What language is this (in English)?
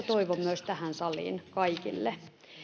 Finnish